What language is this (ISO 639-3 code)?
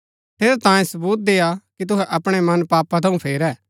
gbk